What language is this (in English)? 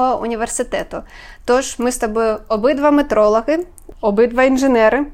Ukrainian